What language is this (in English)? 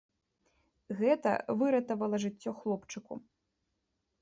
Belarusian